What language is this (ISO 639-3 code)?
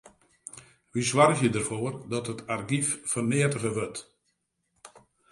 fry